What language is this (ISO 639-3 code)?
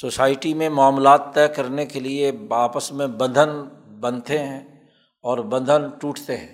urd